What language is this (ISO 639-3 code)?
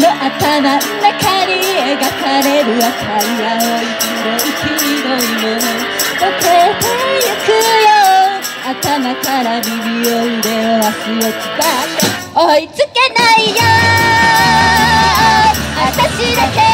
kor